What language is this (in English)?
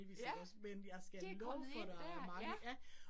Danish